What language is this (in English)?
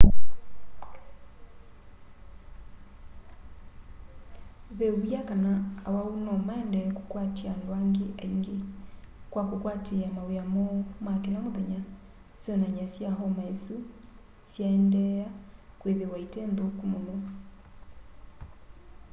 Kamba